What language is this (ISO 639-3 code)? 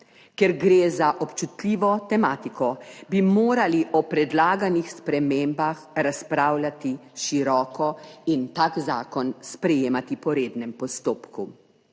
slv